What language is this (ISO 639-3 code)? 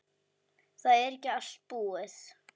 isl